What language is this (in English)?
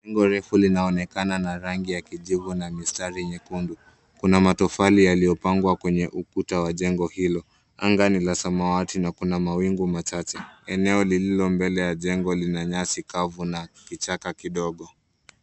Swahili